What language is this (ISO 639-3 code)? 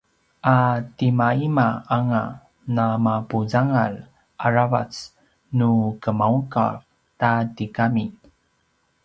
pwn